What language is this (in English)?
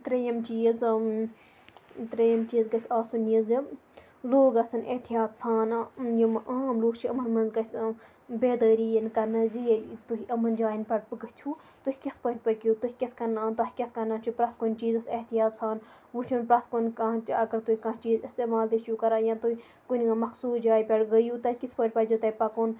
Kashmiri